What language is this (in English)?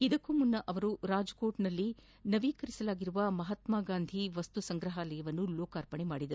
Kannada